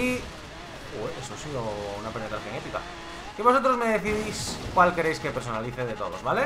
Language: Spanish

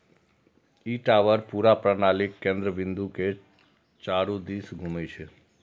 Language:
Maithili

